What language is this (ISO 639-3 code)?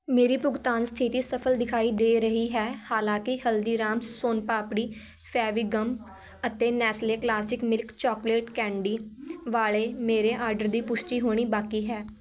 pan